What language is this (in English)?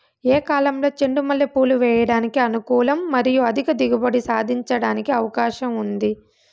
Telugu